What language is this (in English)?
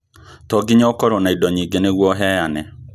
Kikuyu